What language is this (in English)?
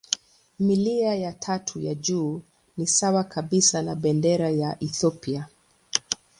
Swahili